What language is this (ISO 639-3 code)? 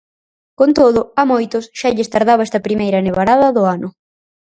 glg